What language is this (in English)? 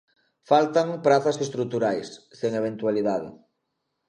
Galician